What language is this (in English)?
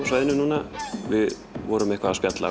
Icelandic